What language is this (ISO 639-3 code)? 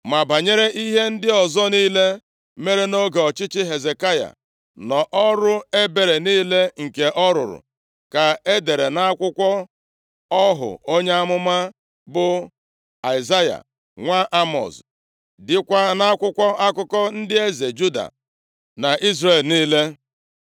ibo